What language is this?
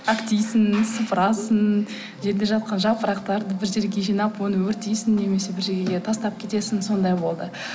Kazakh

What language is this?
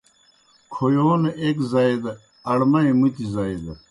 Kohistani Shina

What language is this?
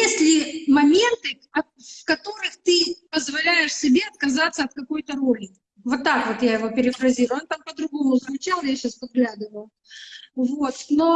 Russian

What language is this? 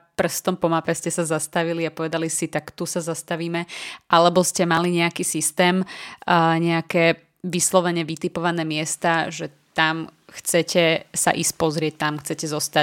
Slovak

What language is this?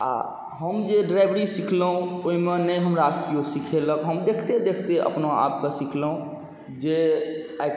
Maithili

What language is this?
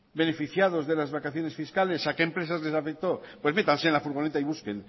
Spanish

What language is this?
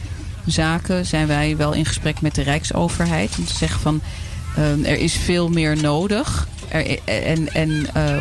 Dutch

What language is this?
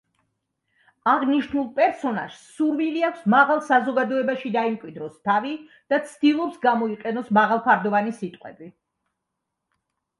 Georgian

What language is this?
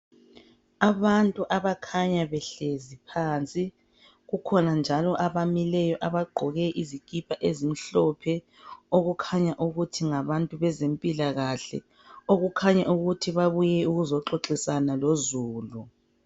North Ndebele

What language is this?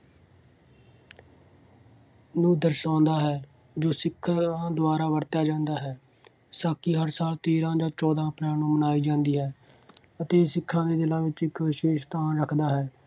Punjabi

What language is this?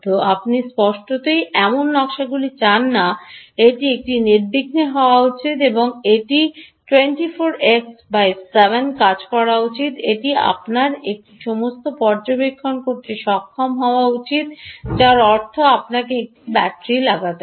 Bangla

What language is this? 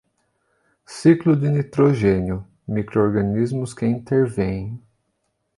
Portuguese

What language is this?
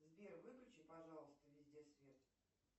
Russian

